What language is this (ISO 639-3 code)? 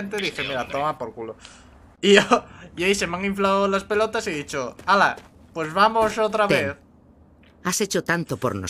spa